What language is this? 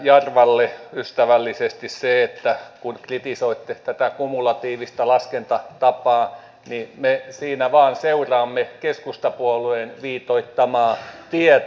Finnish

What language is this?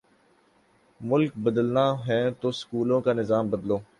Urdu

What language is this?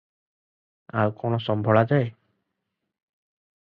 Odia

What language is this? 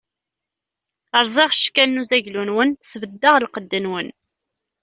Kabyle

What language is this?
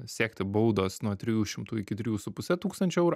Lithuanian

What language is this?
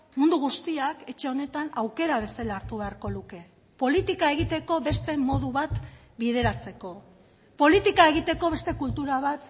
Basque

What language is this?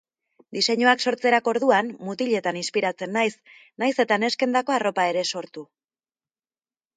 Basque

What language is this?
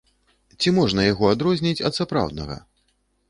Belarusian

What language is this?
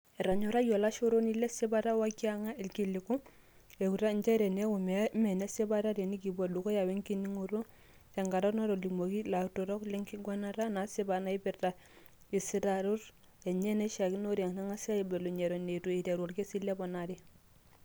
Masai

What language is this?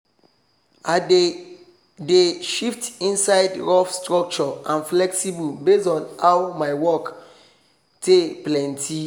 Nigerian Pidgin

